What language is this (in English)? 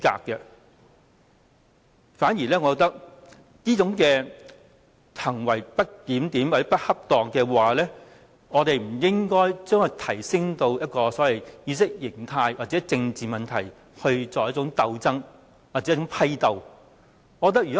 Cantonese